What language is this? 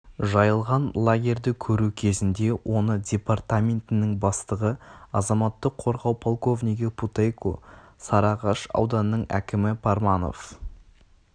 Kazakh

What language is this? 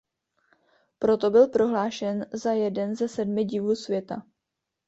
Czech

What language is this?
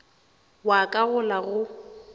Northern Sotho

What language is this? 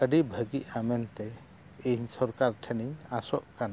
Santali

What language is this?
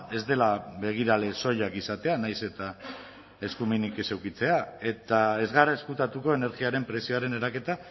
Basque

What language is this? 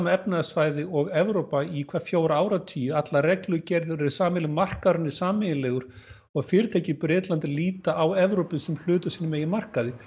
Icelandic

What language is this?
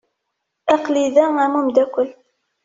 Kabyle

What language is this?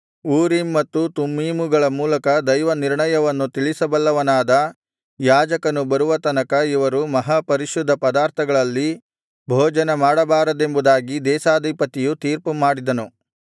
Kannada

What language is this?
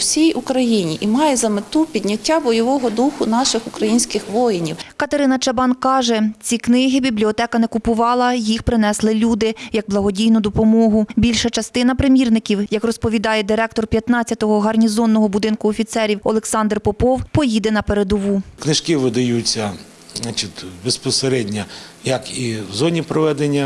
Ukrainian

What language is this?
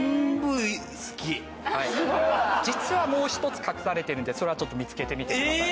Japanese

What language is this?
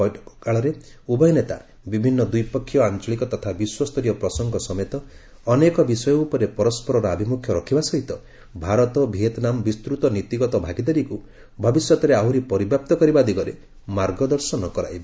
Odia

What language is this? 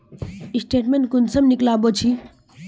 Magahi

